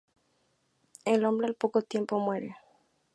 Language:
Spanish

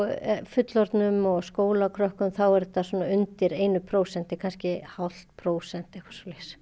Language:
Icelandic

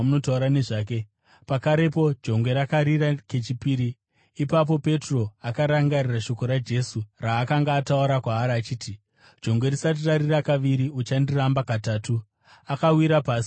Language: Shona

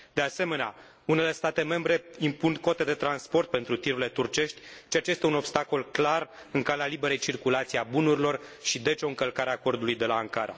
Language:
Romanian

